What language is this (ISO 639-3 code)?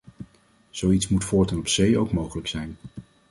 nld